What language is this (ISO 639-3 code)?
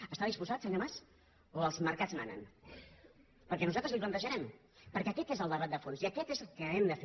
cat